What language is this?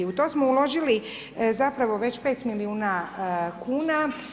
Croatian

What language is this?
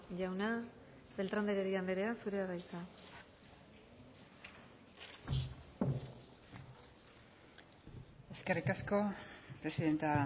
Basque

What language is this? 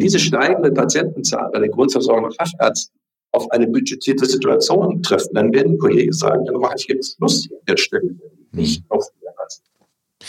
German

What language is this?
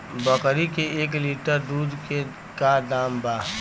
Bhojpuri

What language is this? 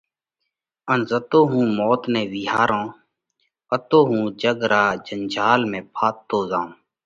Parkari Koli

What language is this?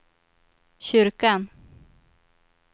Swedish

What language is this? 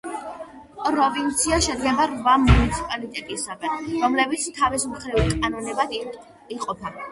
Georgian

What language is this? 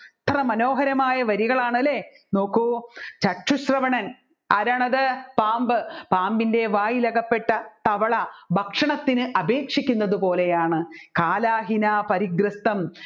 Malayalam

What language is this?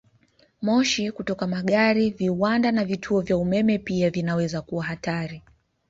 Swahili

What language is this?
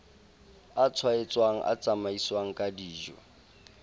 Southern Sotho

